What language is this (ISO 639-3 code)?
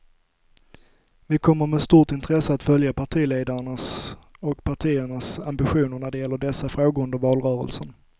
swe